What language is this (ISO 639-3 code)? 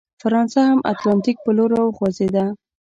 pus